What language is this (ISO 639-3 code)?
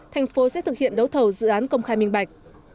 vie